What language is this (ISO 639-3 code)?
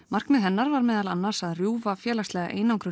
isl